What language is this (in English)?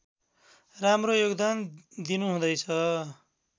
Nepali